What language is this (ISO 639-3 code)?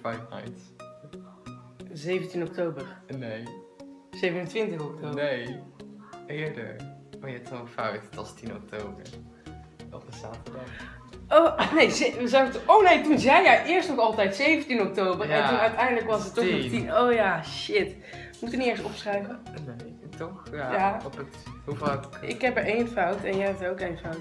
nld